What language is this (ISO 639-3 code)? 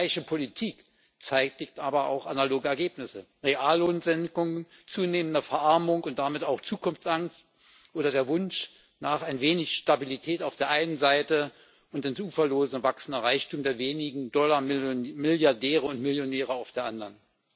deu